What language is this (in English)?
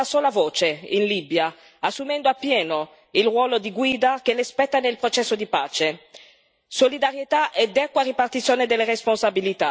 Italian